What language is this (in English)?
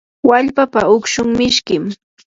Yanahuanca Pasco Quechua